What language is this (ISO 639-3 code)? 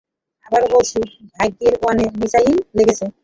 ben